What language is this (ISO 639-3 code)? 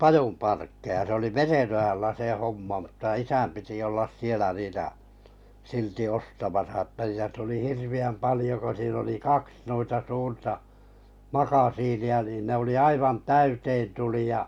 fin